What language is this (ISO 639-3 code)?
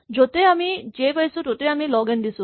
asm